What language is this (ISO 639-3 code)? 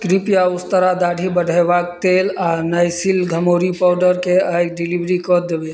mai